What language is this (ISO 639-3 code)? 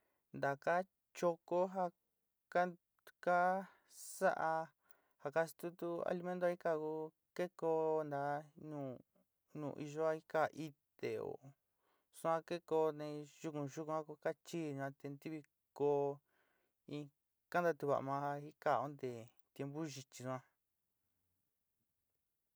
xti